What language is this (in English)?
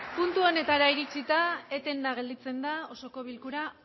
Basque